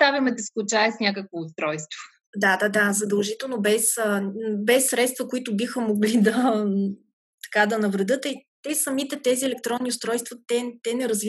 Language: Bulgarian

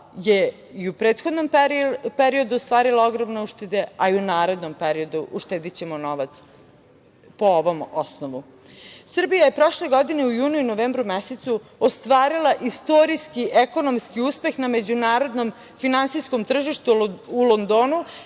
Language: Serbian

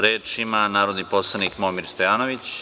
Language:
Serbian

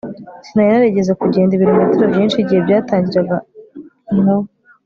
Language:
Kinyarwanda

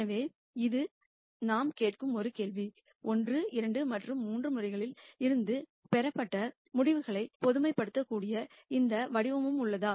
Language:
Tamil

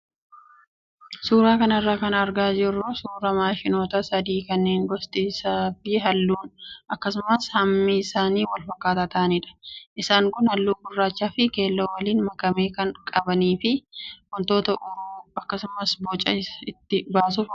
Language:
Oromo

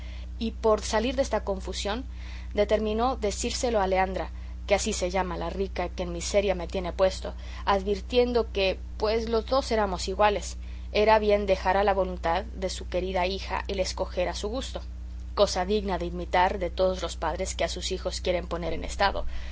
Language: Spanish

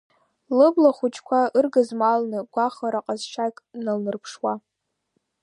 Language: Abkhazian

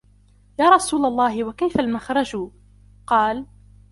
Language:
Arabic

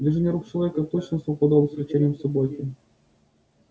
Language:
Russian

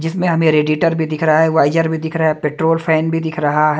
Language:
Hindi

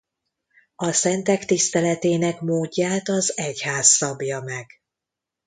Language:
Hungarian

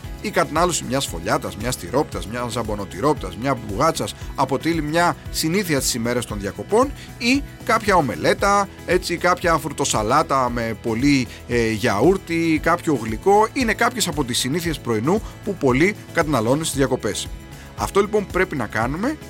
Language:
Greek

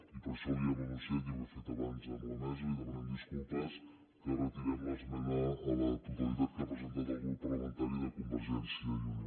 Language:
Catalan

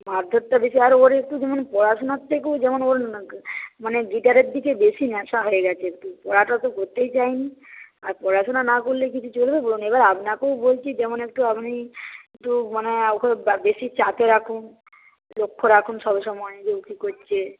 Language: Bangla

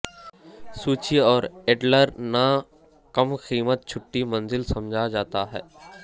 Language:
Urdu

